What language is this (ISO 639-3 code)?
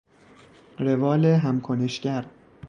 fas